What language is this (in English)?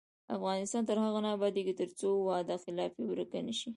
Pashto